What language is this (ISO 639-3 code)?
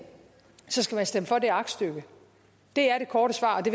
dan